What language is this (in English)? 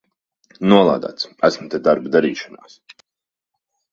Latvian